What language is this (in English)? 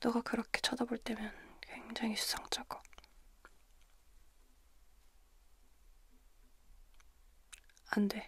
Korean